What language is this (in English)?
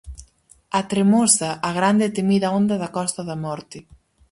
Galician